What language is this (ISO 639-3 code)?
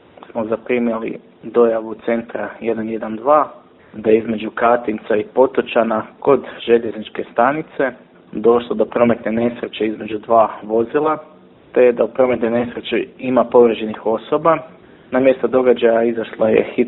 hrv